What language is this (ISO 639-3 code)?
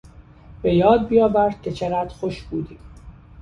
fas